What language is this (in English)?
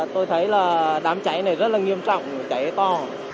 Vietnamese